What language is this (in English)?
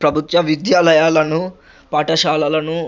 Telugu